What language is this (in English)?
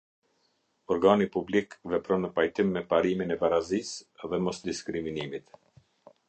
Albanian